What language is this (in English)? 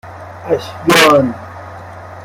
Persian